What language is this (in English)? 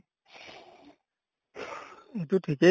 Assamese